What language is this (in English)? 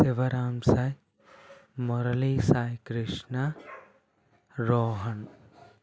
Telugu